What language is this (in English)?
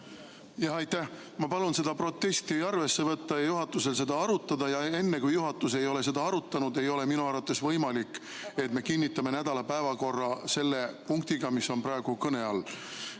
Estonian